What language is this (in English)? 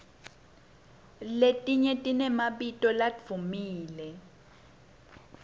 Swati